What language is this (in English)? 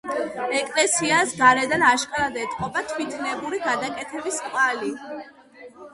Georgian